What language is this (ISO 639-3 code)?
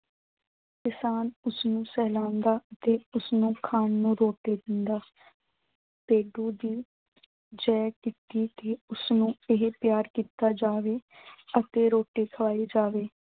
pan